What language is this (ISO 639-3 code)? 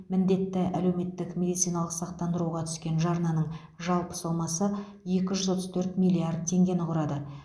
kaz